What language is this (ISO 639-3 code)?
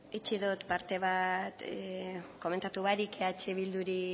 eus